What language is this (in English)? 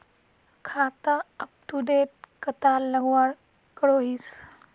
Magahi